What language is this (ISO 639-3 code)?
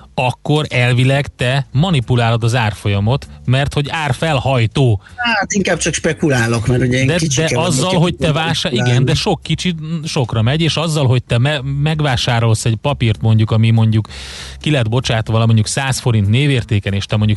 hun